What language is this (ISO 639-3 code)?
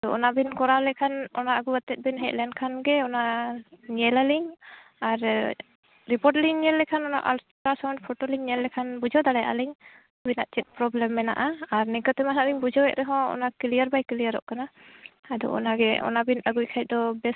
sat